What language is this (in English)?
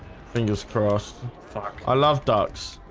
English